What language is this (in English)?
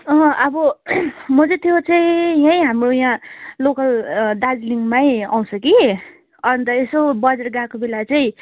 Nepali